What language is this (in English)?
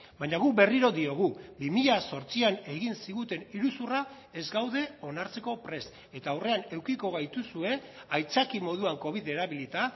Basque